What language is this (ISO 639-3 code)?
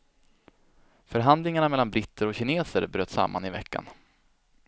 swe